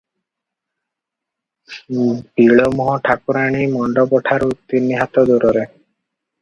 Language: Odia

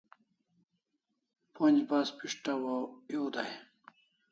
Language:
Kalasha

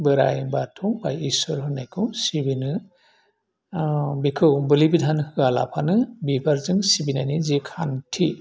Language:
Bodo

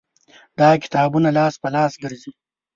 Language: Pashto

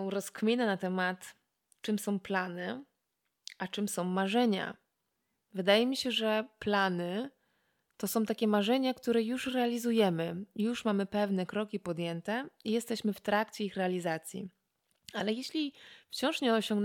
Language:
Polish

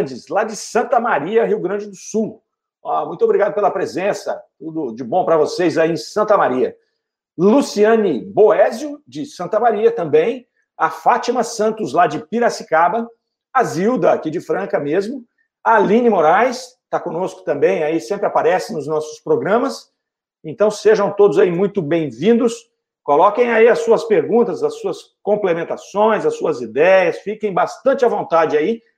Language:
Portuguese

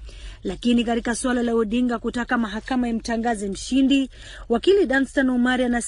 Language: Swahili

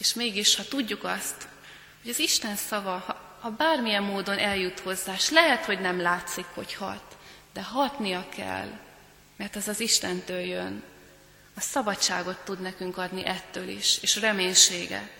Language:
Hungarian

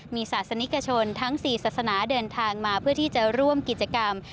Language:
Thai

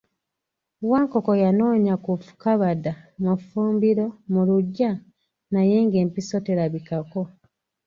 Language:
Ganda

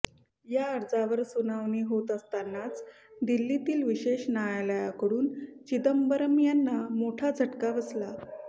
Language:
Marathi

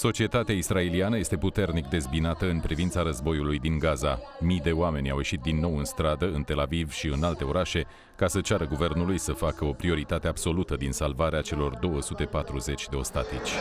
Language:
Romanian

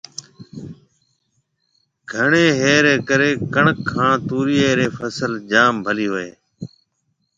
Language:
Marwari (Pakistan)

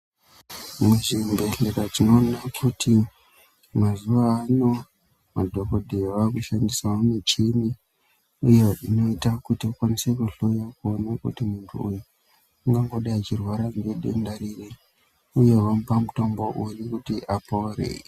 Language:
Ndau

